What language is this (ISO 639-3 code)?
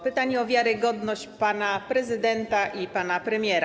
pol